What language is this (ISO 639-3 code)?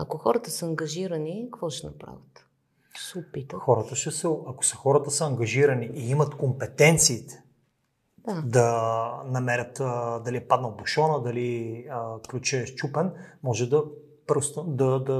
bul